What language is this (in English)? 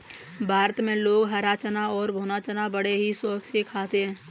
Hindi